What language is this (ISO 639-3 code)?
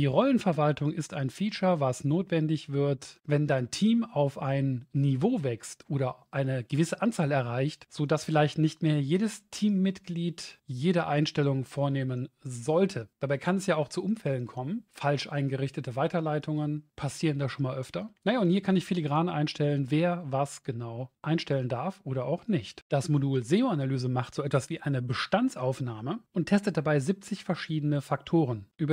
deu